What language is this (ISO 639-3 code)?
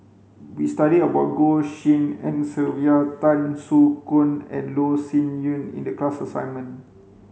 eng